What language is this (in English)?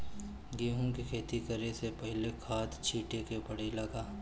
Bhojpuri